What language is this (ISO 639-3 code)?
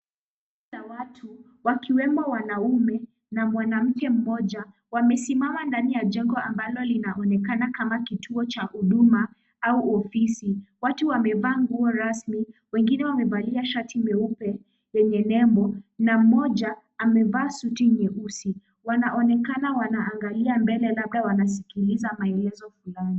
swa